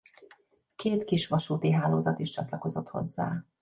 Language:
Hungarian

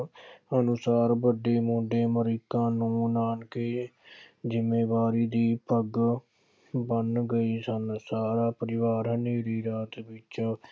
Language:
Punjabi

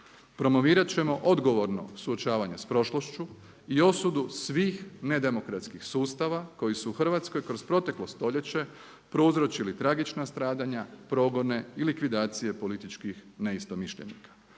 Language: Croatian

